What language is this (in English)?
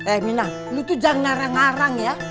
Indonesian